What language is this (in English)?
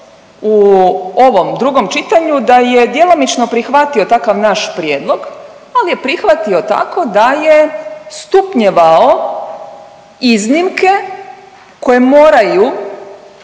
Croatian